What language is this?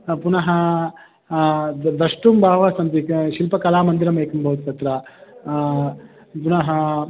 Sanskrit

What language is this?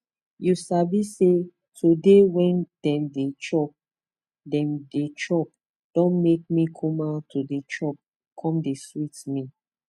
Nigerian Pidgin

